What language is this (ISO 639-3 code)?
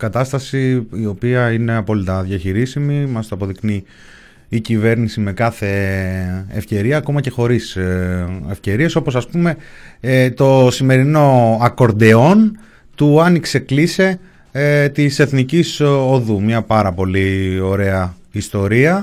ell